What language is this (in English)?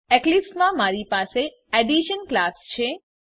Gujarati